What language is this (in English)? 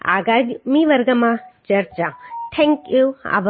Gujarati